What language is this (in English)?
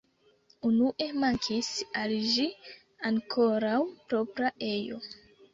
Esperanto